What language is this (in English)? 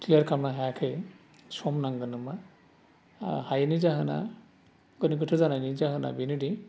Bodo